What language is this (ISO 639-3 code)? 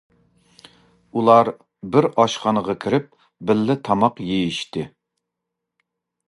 uig